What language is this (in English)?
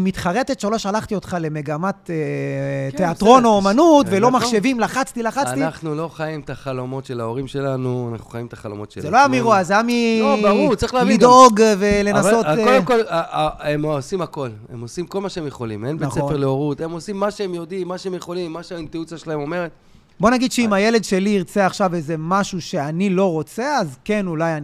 Hebrew